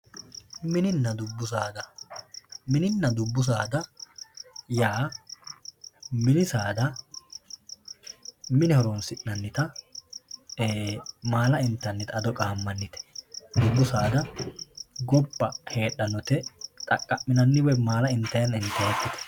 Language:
Sidamo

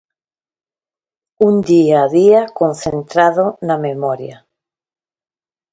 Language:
Galician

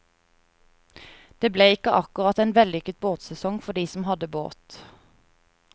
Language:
Norwegian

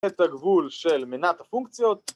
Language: Hebrew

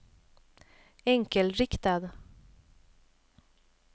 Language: Swedish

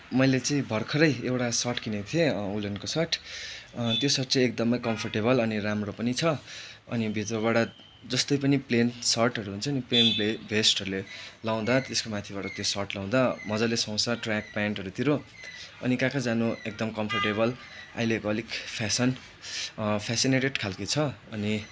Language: Nepali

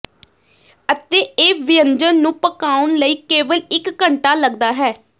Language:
Punjabi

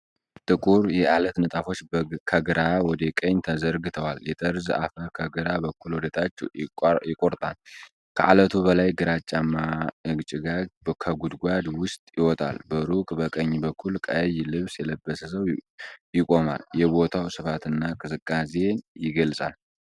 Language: Amharic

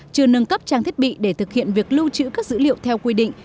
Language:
Vietnamese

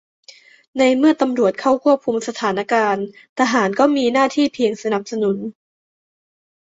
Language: Thai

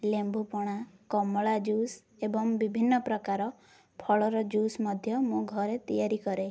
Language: Odia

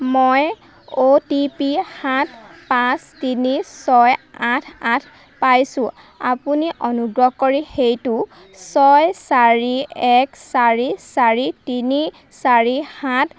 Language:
Assamese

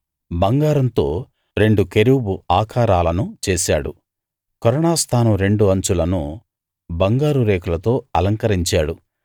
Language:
Telugu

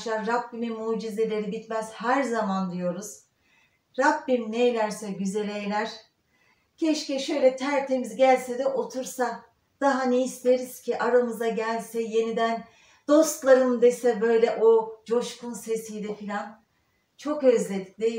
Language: Turkish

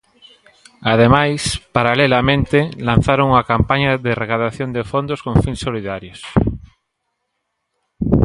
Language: Galician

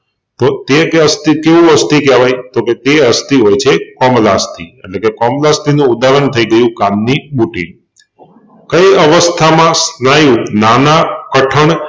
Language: Gujarati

